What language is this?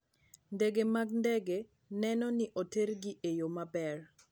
Luo (Kenya and Tanzania)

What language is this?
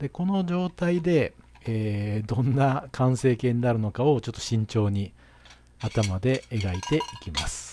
Japanese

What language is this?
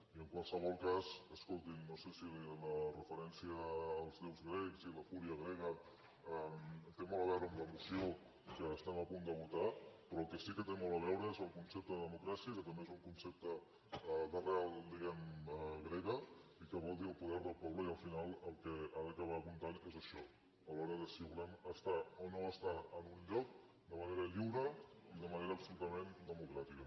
Catalan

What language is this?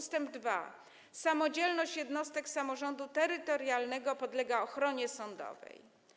Polish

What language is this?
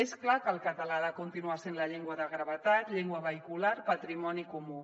Catalan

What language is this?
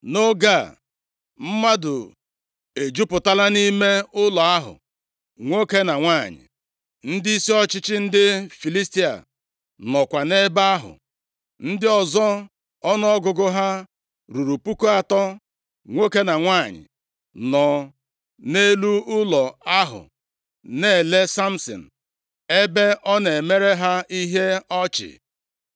Igbo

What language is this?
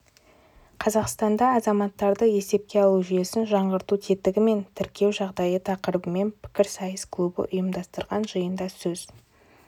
Kazakh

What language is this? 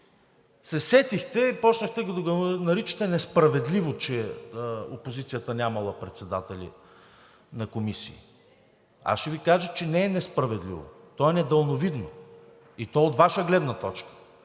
Bulgarian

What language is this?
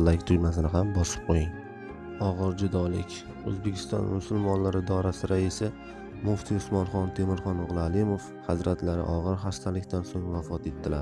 Turkish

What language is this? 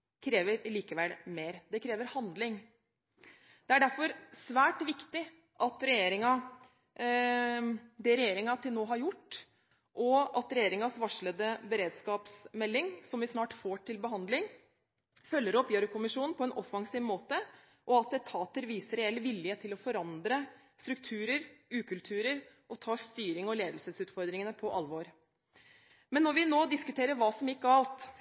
Norwegian Bokmål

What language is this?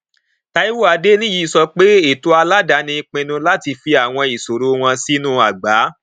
Yoruba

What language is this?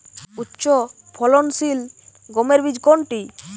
Bangla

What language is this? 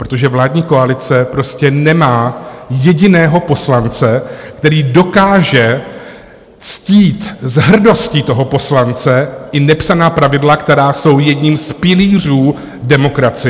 Czech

